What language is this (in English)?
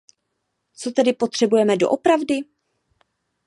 Czech